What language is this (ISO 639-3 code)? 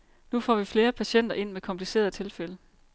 dan